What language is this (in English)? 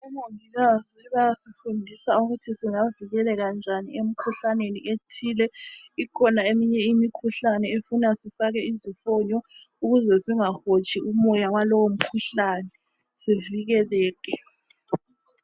North Ndebele